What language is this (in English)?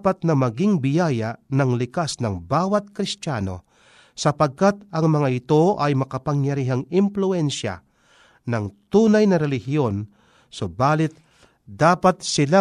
Filipino